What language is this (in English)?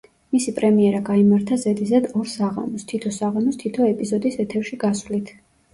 Georgian